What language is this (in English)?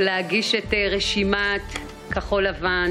Hebrew